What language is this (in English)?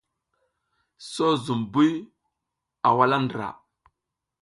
South Giziga